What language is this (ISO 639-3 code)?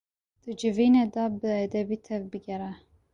kur